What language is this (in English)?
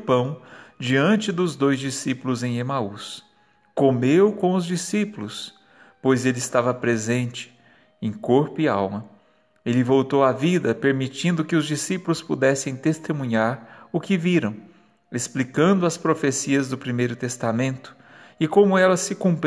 Portuguese